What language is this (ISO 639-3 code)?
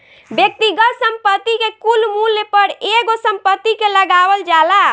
bho